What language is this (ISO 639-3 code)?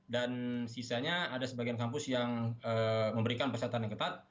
ind